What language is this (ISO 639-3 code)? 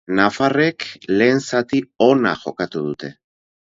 eus